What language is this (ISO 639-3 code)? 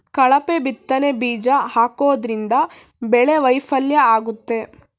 kan